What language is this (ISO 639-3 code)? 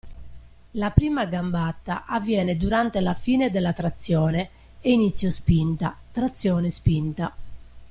ita